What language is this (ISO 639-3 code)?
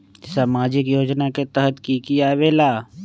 mag